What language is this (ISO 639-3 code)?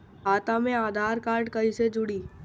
bho